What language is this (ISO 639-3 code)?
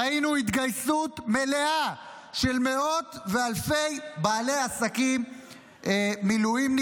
heb